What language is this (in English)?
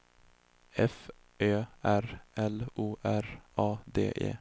Swedish